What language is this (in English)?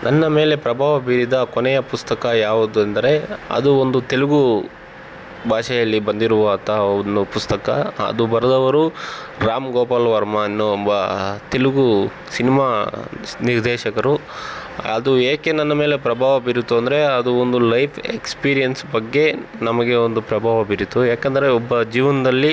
Kannada